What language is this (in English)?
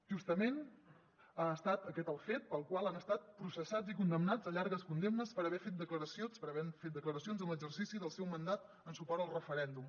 Catalan